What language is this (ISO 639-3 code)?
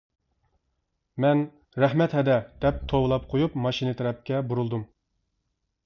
uig